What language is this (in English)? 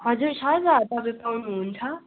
Nepali